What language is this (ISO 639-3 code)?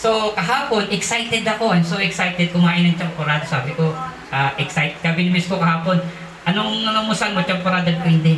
fil